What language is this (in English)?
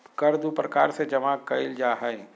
Magahi